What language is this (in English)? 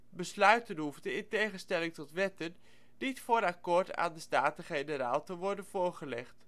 Dutch